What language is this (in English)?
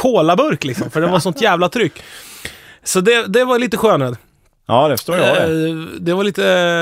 Swedish